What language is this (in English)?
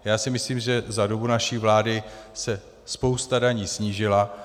Czech